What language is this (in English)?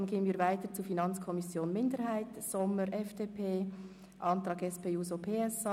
Swiss German